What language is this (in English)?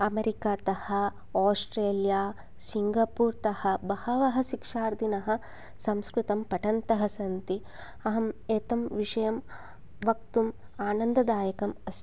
Sanskrit